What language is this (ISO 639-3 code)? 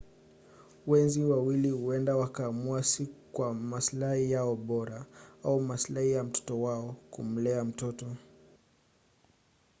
swa